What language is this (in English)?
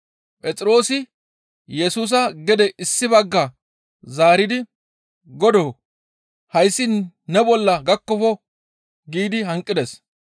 Gamo